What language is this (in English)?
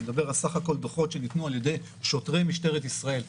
Hebrew